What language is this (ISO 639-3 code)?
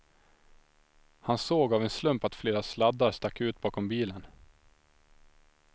swe